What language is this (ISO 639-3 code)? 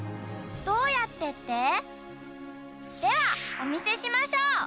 jpn